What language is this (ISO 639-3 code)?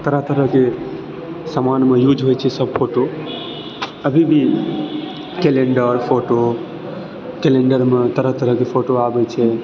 mai